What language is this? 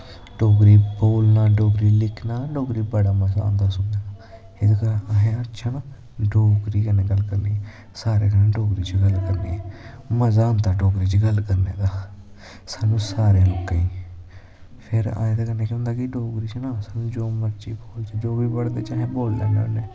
Dogri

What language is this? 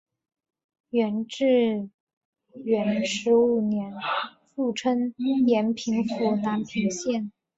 Chinese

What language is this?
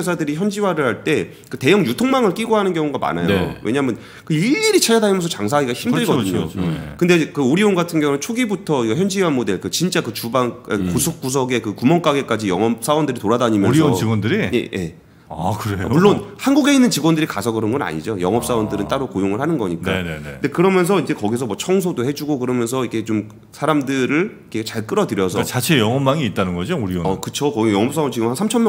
Korean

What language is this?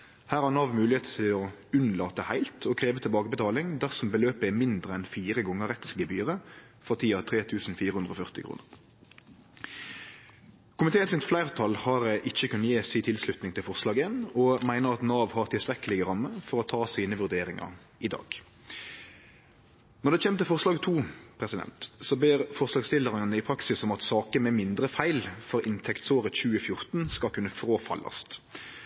Norwegian Nynorsk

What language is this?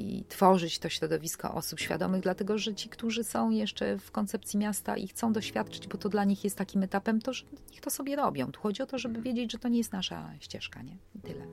Polish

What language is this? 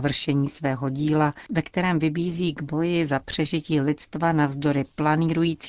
Czech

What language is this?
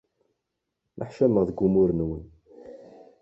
Kabyle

